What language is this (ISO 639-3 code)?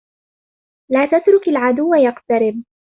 ara